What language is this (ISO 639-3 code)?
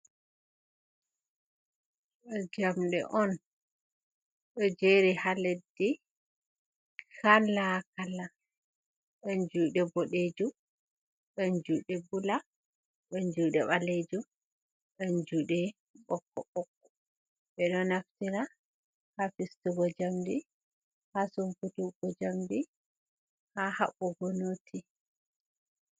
ful